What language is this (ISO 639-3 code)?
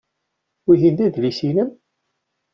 kab